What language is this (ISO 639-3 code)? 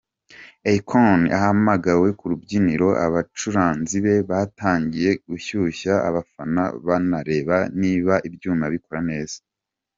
kin